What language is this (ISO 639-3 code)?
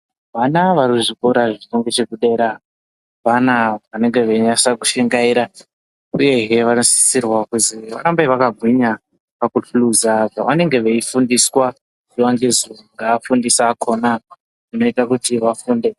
ndc